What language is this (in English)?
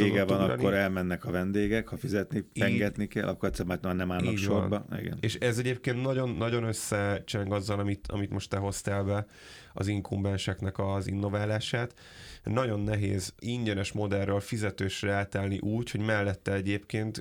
Hungarian